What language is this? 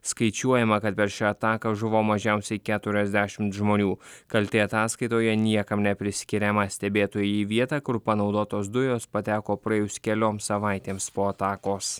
Lithuanian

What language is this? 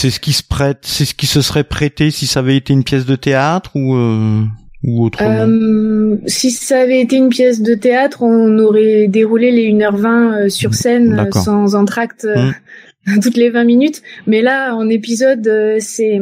French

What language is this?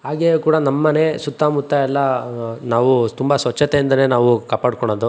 Kannada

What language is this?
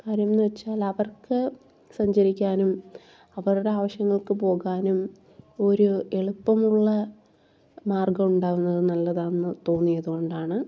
Malayalam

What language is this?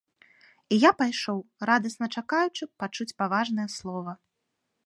Belarusian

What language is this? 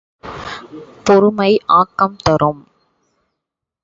Tamil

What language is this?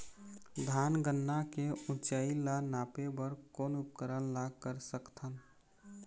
Chhattisgarhi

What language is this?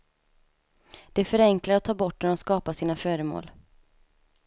Swedish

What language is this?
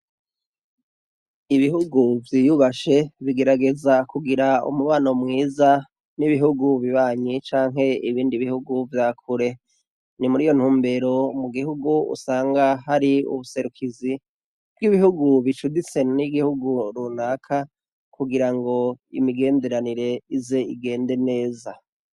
Rundi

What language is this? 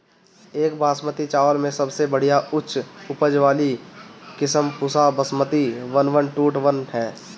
Bhojpuri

